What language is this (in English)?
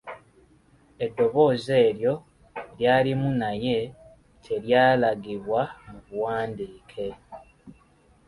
Ganda